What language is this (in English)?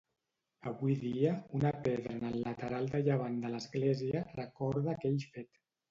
Catalan